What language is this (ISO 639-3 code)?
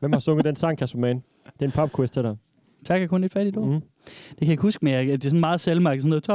dan